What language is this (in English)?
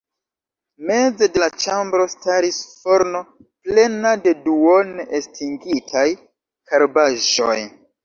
Esperanto